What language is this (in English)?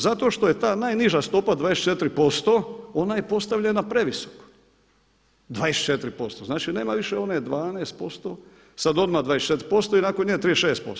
Croatian